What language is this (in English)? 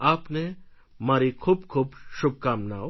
Gujarati